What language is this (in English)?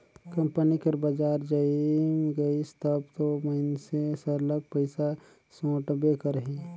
Chhattisgarhi